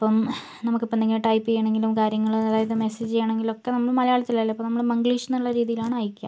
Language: Malayalam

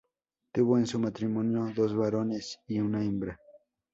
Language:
Spanish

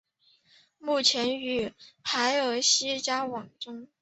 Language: Chinese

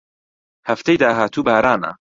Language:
Central Kurdish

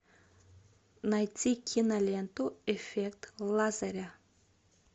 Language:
Russian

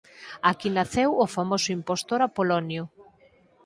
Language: Galician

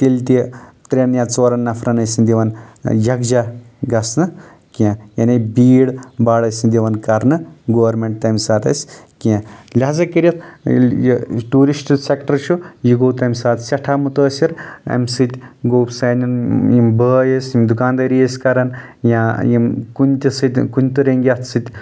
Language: Kashmiri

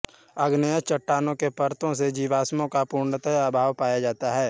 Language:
Hindi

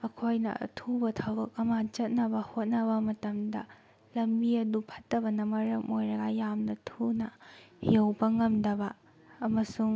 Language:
Manipuri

